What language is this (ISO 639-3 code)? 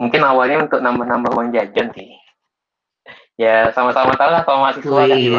ind